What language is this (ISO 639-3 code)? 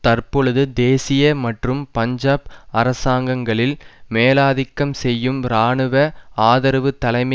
tam